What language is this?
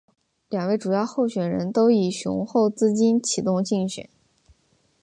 Chinese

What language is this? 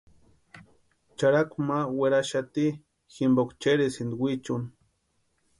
Western Highland Purepecha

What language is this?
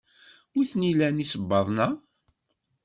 Kabyle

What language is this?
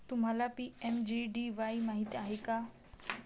Marathi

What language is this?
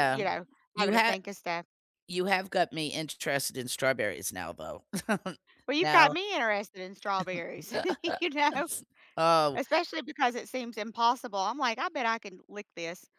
English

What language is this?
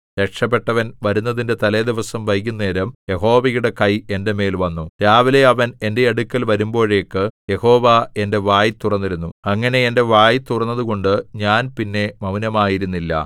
Malayalam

